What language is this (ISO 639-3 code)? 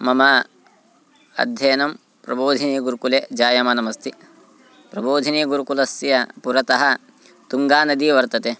san